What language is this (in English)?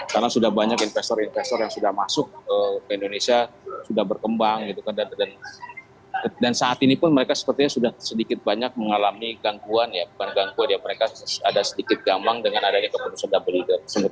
Indonesian